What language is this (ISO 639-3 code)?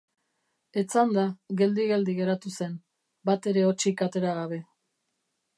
eus